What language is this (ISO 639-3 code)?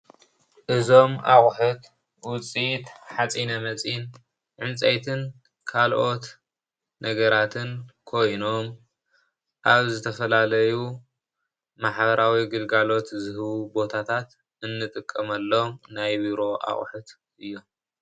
tir